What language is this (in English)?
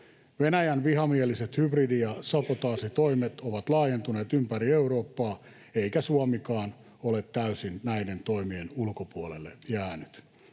Finnish